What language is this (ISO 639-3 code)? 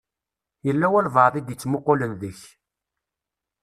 kab